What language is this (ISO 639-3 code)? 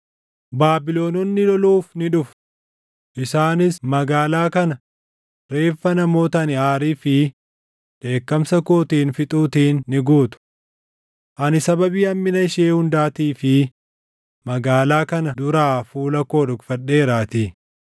orm